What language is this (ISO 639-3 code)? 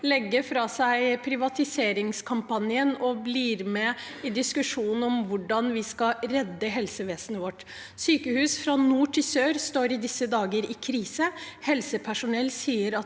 nor